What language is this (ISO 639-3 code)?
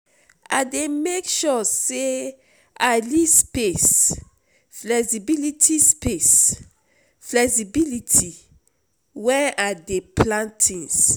pcm